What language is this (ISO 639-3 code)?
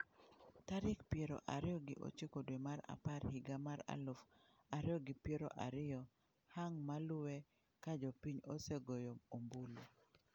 luo